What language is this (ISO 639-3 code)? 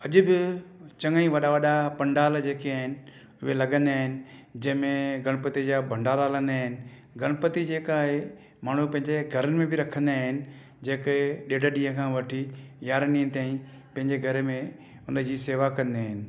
snd